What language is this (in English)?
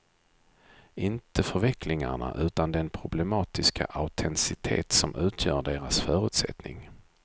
Swedish